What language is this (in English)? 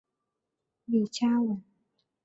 Chinese